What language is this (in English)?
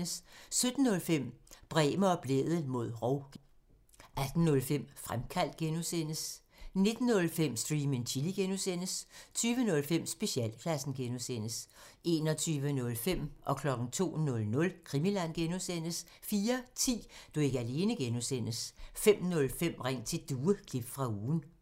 Danish